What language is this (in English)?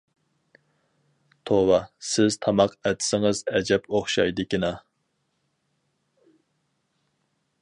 Uyghur